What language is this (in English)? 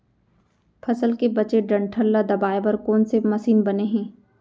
Chhattisgarhi